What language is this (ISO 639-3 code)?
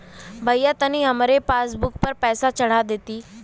bho